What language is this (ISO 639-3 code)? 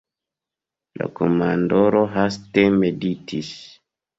epo